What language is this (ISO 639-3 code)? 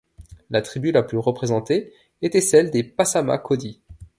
fra